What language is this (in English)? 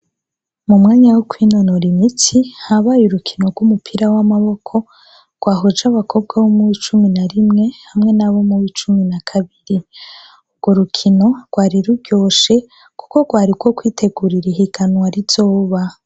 Rundi